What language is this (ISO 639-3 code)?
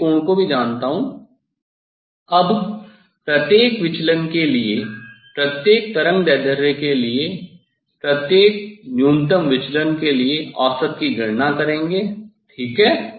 hin